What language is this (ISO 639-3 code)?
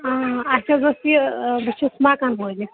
kas